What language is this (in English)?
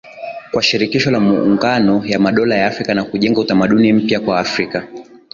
Swahili